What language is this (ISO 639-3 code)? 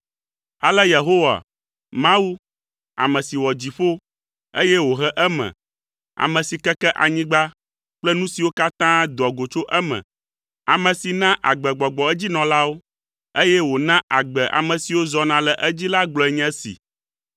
ewe